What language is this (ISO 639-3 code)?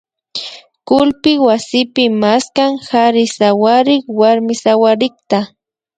qvi